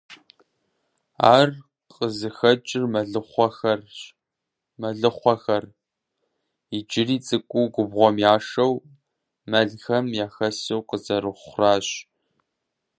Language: Kabardian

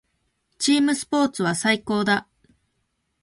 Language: Japanese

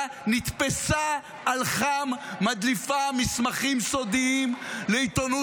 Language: Hebrew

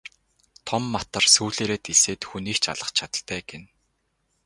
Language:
Mongolian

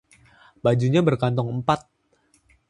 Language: Indonesian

